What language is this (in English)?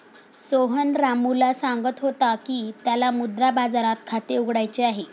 Marathi